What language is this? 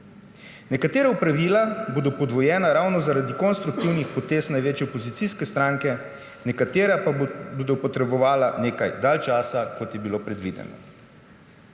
Slovenian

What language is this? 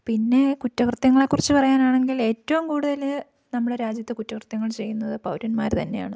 Malayalam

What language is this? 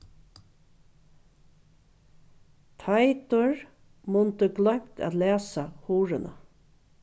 Faroese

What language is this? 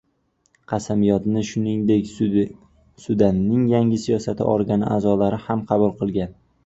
Uzbek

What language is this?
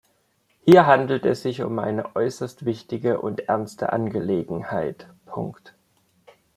German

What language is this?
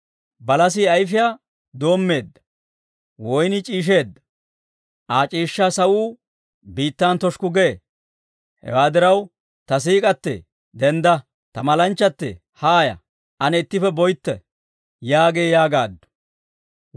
Dawro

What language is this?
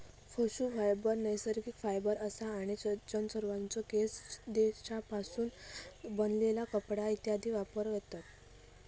Marathi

